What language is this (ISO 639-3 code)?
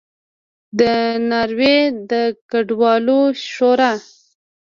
pus